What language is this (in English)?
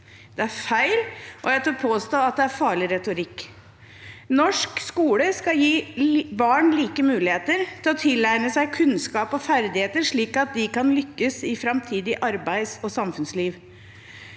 Norwegian